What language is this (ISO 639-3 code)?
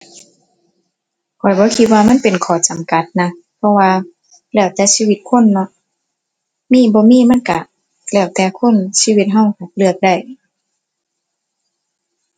tha